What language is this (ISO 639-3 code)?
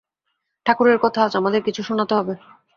ben